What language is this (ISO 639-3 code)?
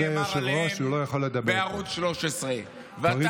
heb